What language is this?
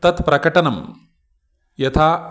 Sanskrit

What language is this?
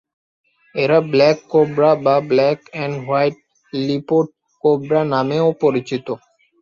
Bangla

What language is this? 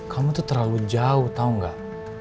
Indonesian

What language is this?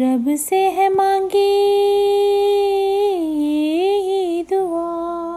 Hindi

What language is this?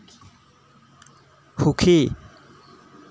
Assamese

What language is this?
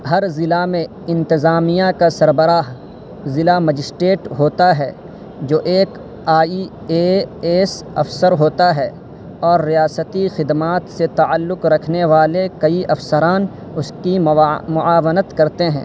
Urdu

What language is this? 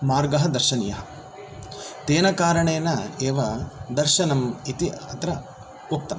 Sanskrit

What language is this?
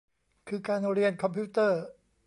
Thai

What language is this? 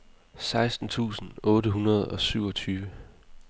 Danish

